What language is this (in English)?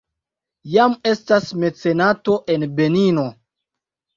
Esperanto